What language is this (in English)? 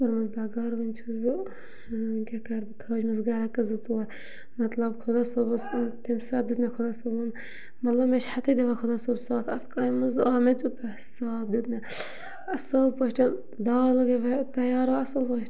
Kashmiri